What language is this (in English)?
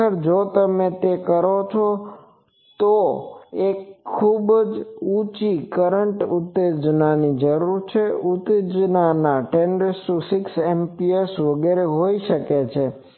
Gujarati